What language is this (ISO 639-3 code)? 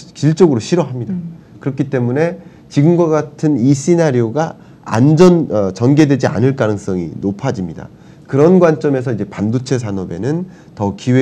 kor